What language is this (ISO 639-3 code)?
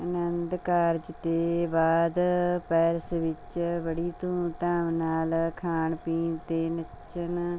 pan